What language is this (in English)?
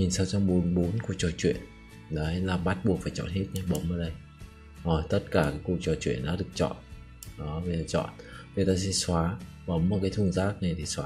Vietnamese